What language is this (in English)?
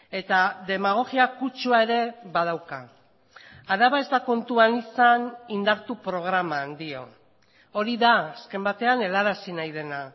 Basque